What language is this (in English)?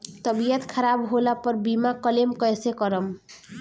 Bhojpuri